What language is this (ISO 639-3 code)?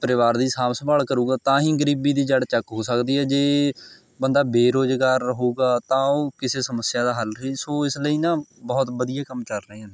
pan